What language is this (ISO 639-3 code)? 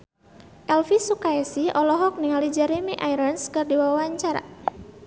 sun